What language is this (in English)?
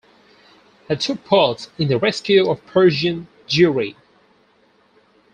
English